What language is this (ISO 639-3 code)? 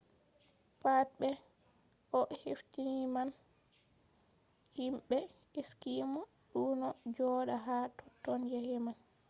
ful